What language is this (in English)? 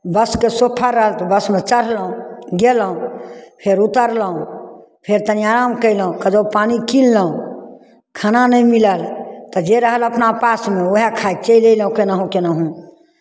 Maithili